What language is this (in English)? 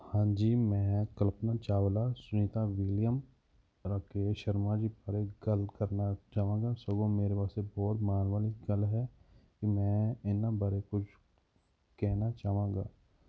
Punjabi